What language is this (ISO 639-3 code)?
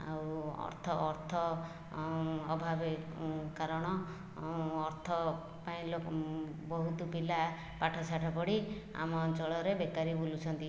ori